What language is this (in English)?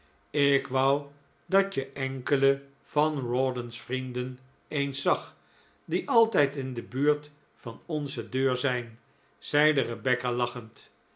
Dutch